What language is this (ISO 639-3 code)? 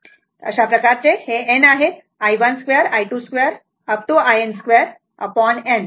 mar